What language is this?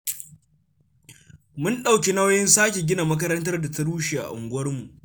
Hausa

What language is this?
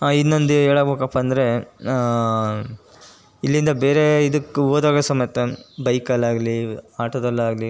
Kannada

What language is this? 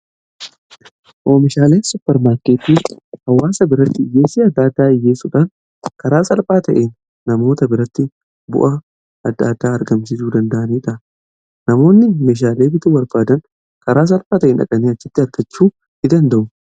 Oromo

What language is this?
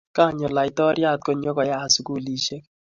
Kalenjin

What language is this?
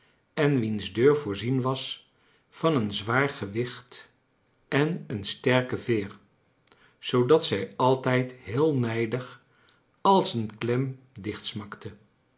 Dutch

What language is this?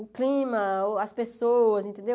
Portuguese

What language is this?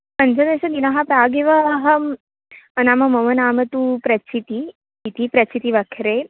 Sanskrit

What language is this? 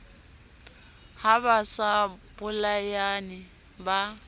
Southern Sotho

